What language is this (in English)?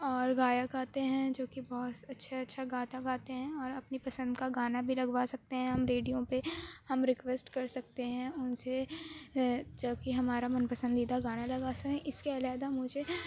Urdu